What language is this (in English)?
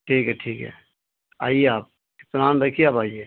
Urdu